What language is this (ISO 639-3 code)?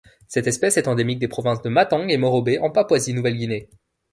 fra